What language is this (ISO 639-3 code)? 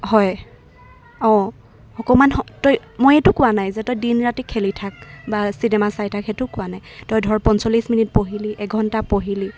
asm